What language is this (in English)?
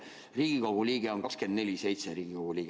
Estonian